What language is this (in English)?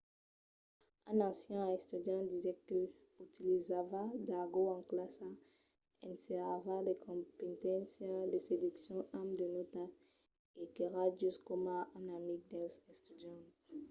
Occitan